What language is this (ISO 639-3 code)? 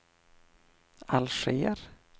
swe